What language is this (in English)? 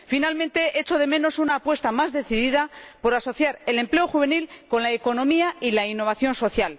Spanish